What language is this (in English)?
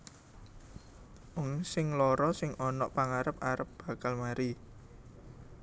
Javanese